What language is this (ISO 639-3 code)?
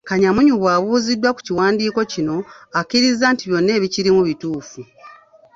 lug